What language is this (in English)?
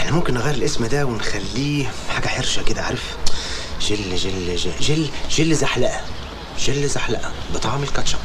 Arabic